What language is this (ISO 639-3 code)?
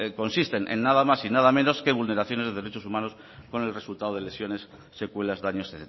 spa